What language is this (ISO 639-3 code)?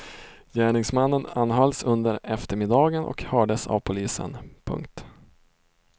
swe